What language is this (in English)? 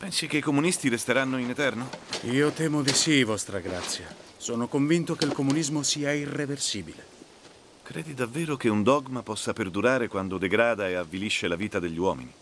Italian